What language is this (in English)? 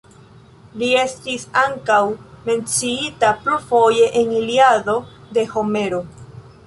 Esperanto